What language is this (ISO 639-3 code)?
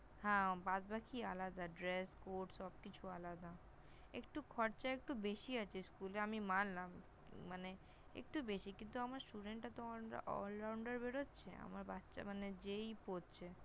ben